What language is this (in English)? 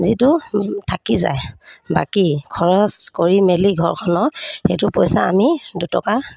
Assamese